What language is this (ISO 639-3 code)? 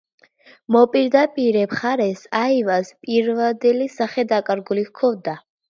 kat